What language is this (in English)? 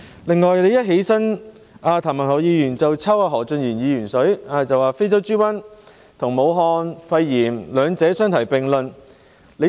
Cantonese